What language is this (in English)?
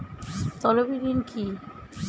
Bangla